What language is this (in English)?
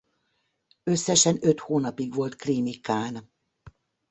Hungarian